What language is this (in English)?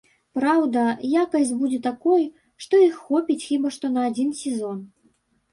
Belarusian